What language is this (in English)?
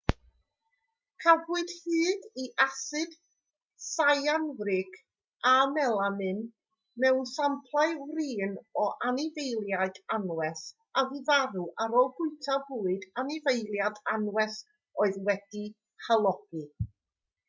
Welsh